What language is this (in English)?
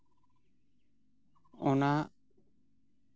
Santali